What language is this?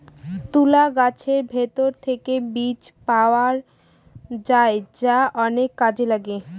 Bangla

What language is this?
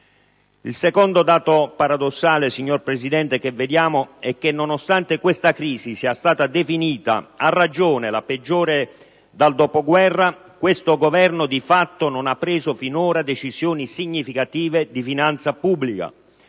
Italian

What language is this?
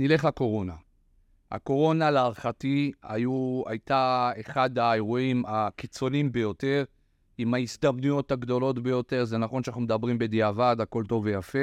Hebrew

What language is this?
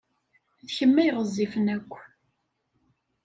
Kabyle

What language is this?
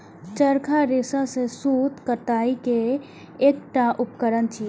Maithili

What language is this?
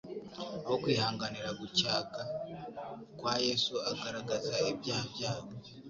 Kinyarwanda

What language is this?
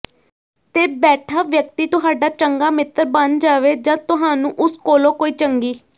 Punjabi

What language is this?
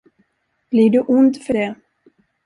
Swedish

